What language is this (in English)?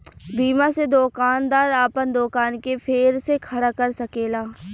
Bhojpuri